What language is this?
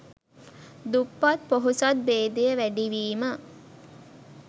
Sinhala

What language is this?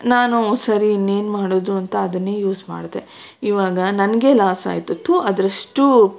Kannada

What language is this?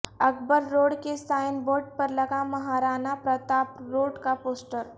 Urdu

